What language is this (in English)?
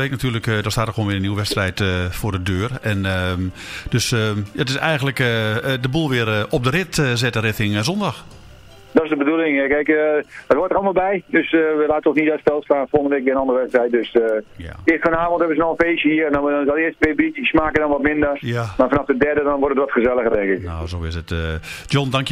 Dutch